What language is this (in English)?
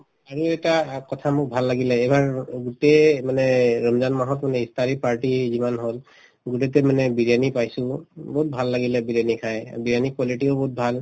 Assamese